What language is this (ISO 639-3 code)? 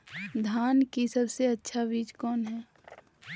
mag